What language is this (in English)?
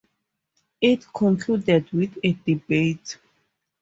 English